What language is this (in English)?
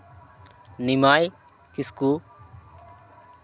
Santali